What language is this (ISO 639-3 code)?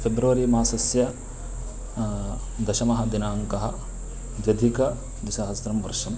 san